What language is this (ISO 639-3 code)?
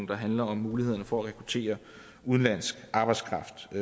dan